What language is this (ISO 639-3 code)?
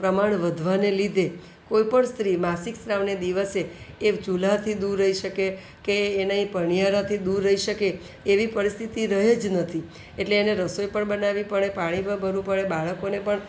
guj